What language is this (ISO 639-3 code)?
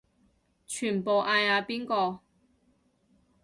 yue